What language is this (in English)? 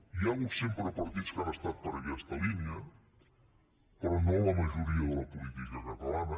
Catalan